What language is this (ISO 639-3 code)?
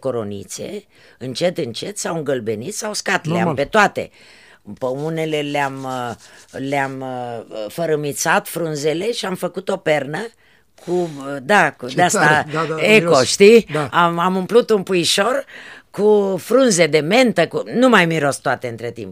ron